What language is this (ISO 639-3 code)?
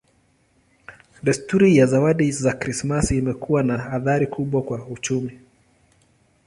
swa